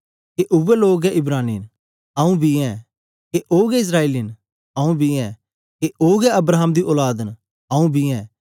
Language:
Dogri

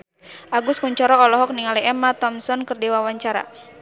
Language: Sundanese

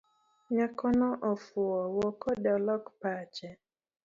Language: Luo (Kenya and Tanzania)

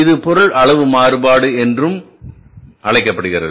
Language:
Tamil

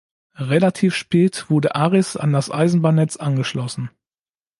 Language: German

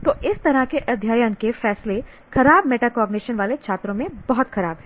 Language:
Hindi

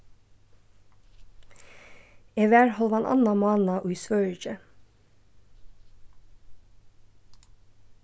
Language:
Faroese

